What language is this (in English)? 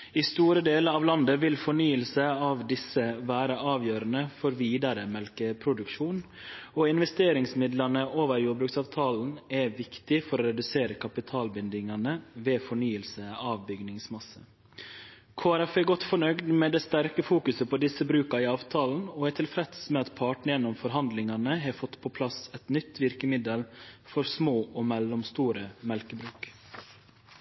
Norwegian Nynorsk